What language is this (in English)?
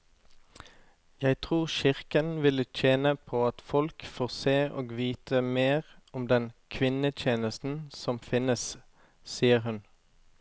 Norwegian